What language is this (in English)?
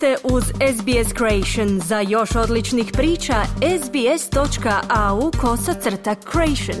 Croatian